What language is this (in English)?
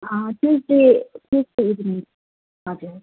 Nepali